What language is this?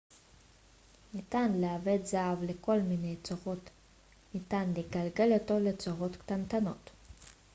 Hebrew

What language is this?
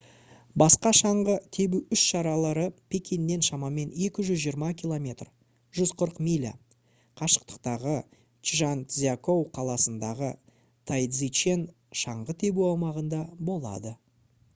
Kazakh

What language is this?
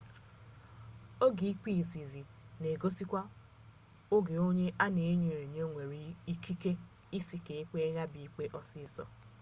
Igbo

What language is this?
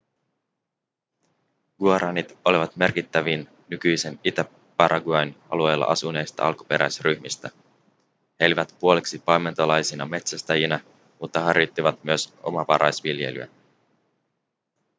Finnish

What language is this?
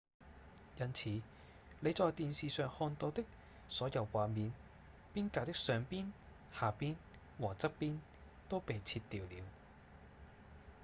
Cantonese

